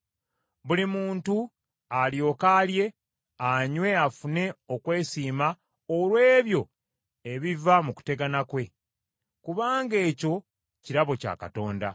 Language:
Ganda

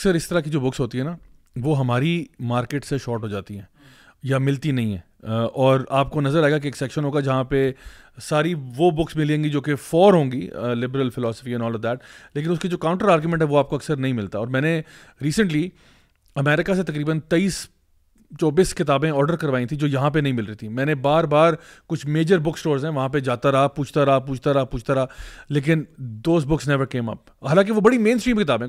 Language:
Urdu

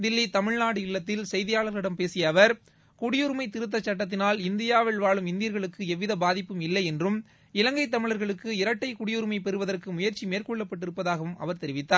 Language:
Tamil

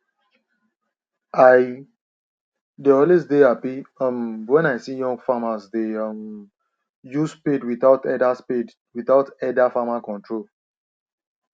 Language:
Nigerian Pidgin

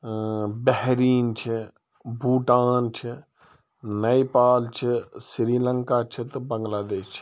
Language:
Kashmiri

